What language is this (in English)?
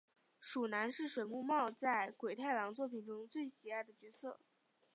Chinese